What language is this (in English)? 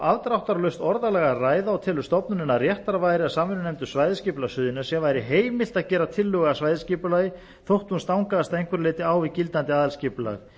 Icelandic